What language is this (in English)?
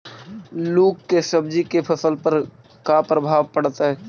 Magahi